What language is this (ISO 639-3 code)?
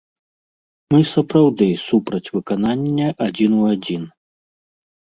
bel